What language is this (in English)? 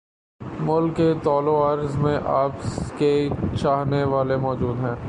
Urdu